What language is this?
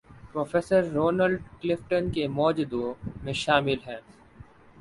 Urdu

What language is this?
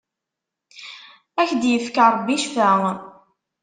Kabyle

